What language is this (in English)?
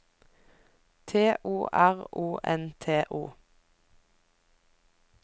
Norwegian